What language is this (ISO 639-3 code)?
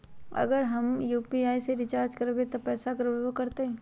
mag